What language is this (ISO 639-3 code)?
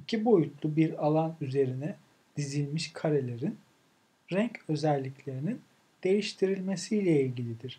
tur